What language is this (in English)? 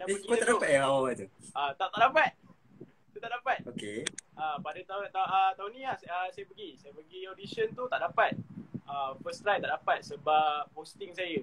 Malay